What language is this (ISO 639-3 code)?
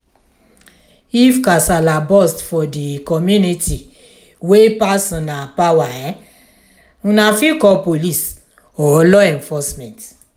pcm